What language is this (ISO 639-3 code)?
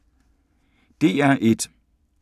dan